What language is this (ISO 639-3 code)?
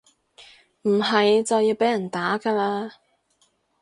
yue